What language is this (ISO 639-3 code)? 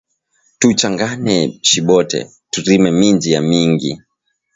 swa